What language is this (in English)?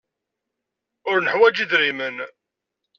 Kabyle